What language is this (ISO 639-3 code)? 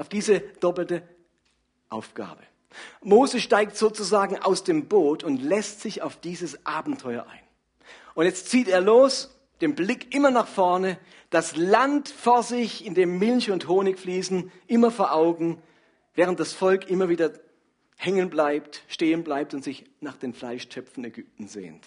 deu